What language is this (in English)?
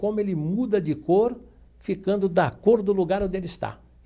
Portuguese